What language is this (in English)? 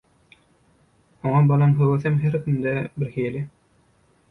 Turkmen